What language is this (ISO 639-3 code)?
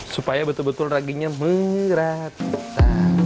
ind